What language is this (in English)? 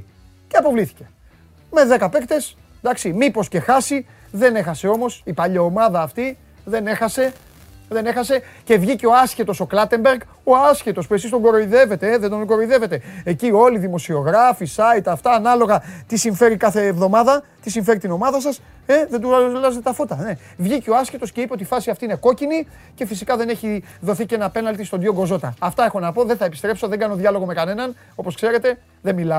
Greek